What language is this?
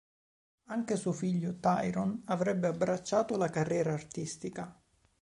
Italian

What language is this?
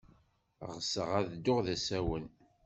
Kabyle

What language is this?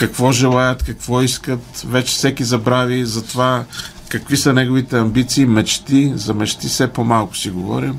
Bulgarian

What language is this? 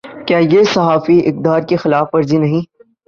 Urdu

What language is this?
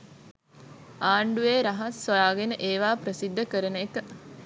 Sinhala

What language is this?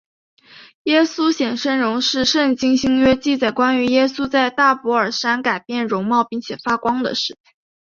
Chinese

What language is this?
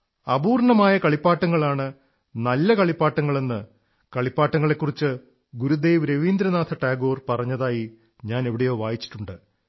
Malayalam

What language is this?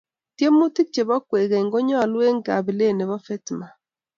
Kalenjin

